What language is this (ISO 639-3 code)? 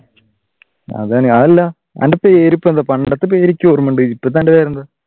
mal